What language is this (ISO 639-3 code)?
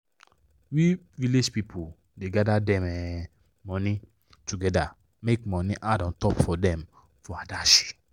pcm